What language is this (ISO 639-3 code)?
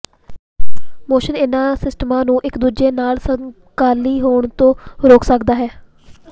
pan